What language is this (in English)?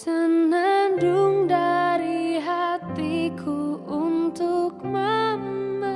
Indonesian